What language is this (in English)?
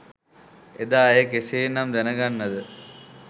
Sinhala